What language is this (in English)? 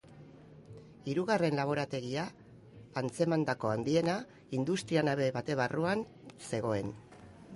Basque